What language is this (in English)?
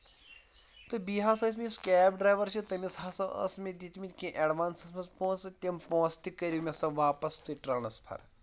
Kashmiri